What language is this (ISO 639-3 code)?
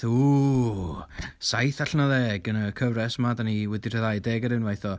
cym